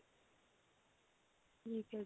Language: Punjabi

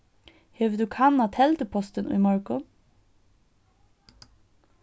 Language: Faroese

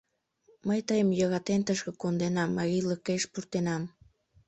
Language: Mari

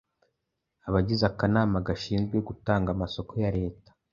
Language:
Kinyarwanda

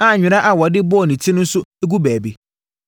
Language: Akan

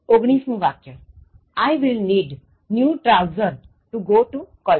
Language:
Gujarati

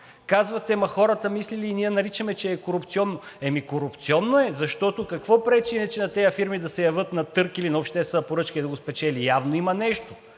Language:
Bulgarian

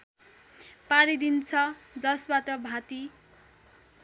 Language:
Nepali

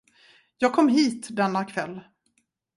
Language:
Swedish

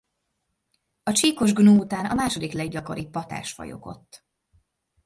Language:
Hungarian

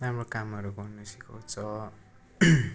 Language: Nepali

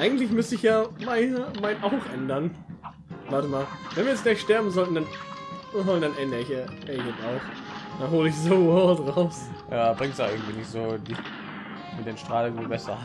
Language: German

